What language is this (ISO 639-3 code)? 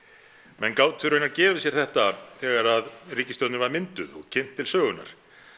isl